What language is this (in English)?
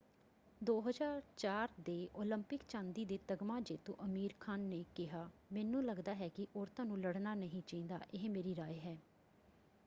Punjabi